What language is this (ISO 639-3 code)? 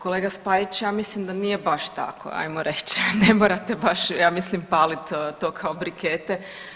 hrv